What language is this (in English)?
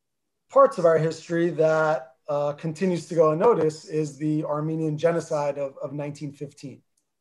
English